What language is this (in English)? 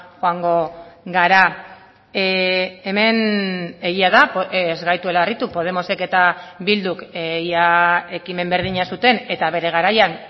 Basque